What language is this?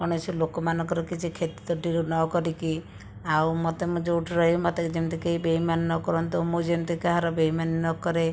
Odia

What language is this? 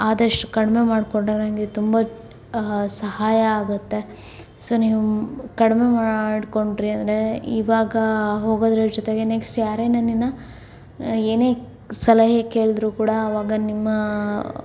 Kannada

